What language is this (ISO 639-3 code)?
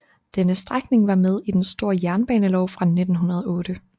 dan